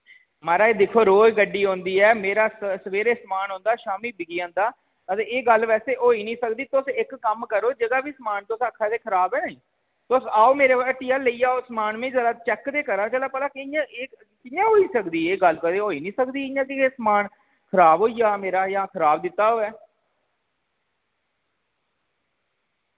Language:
Dogri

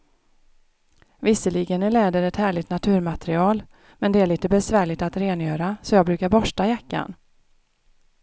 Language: Swedish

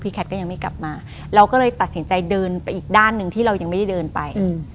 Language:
Thai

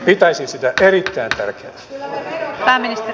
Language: Finnish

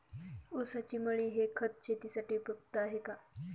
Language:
Marathi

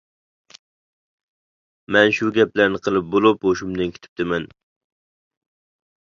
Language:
Uyghur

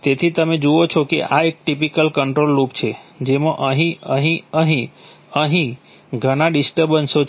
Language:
Gujarati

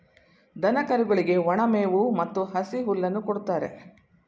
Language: Kannada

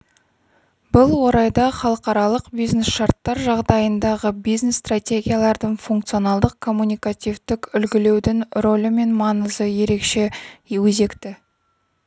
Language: Kazakh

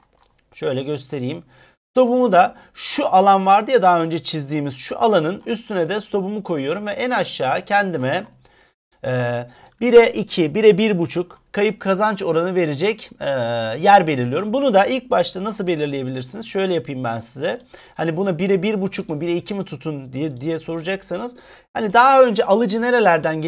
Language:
Turkish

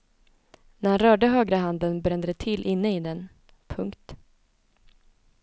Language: Swedish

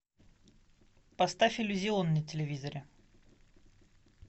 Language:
Russian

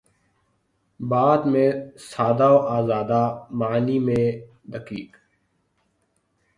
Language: Urdu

